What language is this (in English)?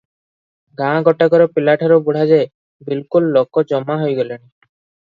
Odia